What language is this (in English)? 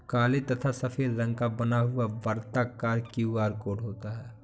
Hindi